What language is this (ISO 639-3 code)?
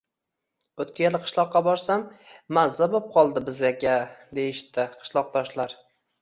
uzb